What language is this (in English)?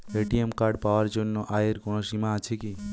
Bangla